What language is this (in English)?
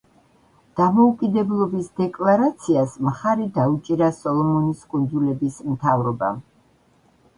Georgian